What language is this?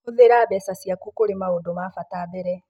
Kikuyu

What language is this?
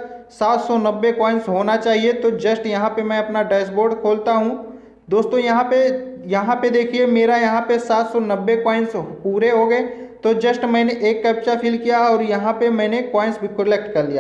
Hindi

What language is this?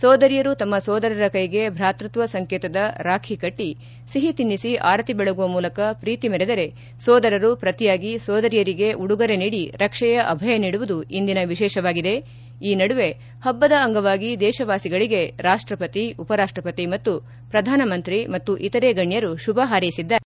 Kannada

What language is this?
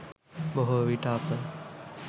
Sinhala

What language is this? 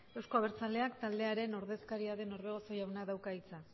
Basque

